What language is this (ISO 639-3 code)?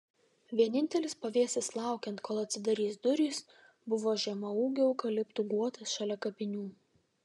lit